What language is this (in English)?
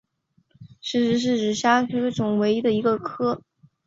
Chinese